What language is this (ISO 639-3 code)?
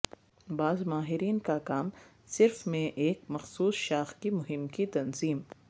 urd